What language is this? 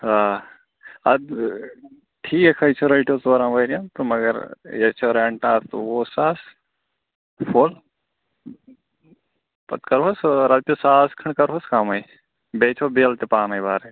Kashmiri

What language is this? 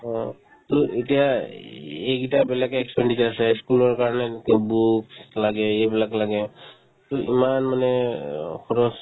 Assamese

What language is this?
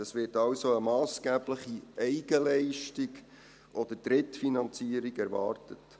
Swiss German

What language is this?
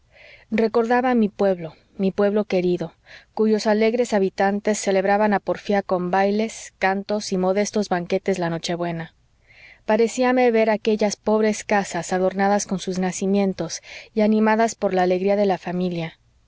Spanish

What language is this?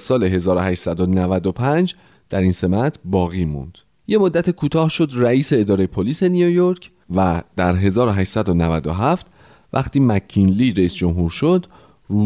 Persian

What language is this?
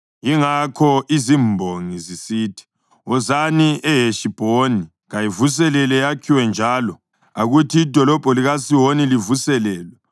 North Ndebele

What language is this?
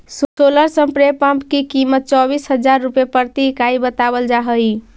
Magahi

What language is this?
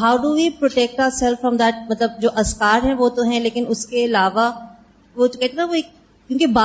Urdu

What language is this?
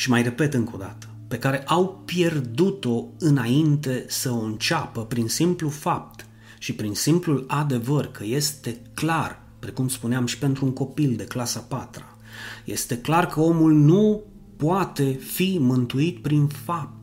Romanian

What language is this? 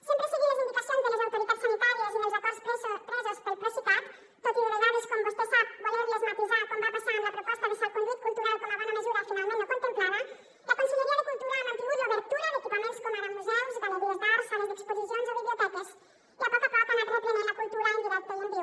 Catalan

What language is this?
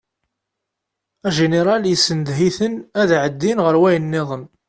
Kabyle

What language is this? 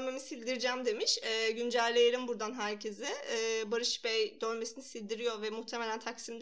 Turkish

